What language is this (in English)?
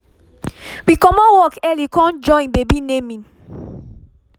Nigerian Pidgin